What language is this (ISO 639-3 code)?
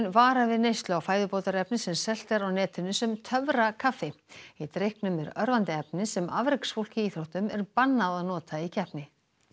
isl